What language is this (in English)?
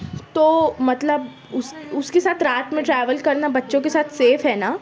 Urdu